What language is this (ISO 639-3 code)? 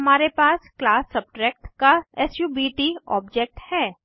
hin